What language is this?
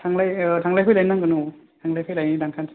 Bodo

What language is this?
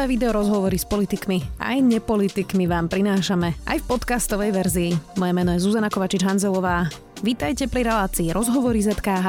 Slovak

